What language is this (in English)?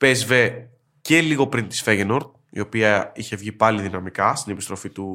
Greek